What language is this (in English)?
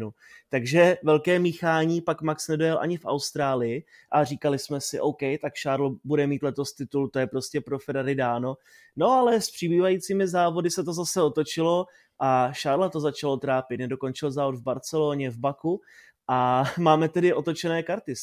Czech